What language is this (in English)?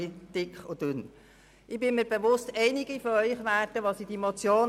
Swiss German